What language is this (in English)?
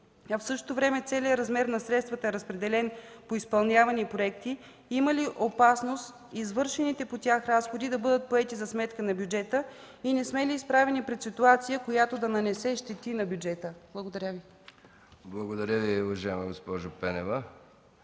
Bulgarian